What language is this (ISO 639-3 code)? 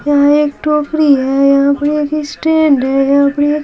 hin